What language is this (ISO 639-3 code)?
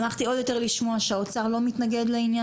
heb